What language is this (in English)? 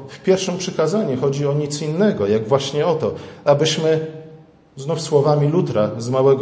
Polish